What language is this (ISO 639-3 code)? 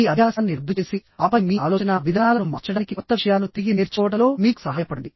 tel